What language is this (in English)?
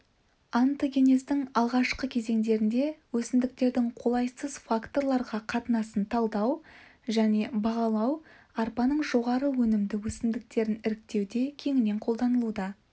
Kazakh